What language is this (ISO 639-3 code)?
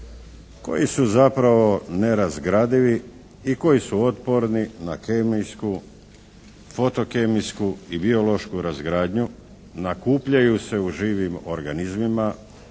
hrv